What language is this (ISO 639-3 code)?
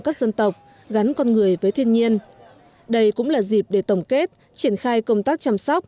vie